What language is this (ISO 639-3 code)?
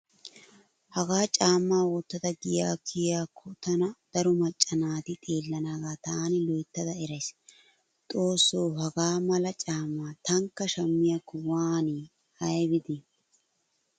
wal